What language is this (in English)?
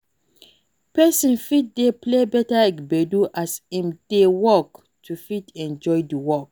Nigerian Pidgin